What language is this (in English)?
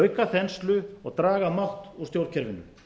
Icelandic